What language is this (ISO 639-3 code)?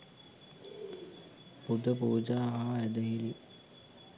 sin